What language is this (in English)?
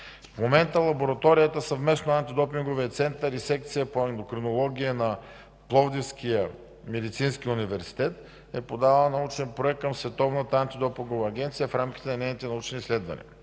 Bulgarian